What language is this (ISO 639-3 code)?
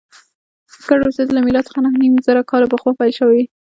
pus